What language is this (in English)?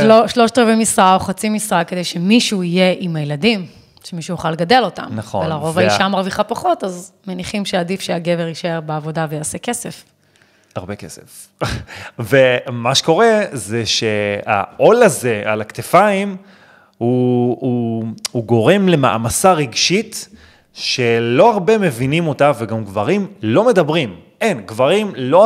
Hebrew